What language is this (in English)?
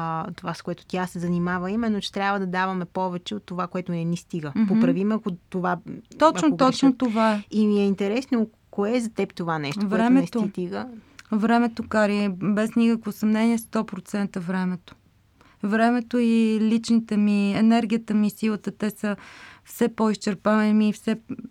Bulgarian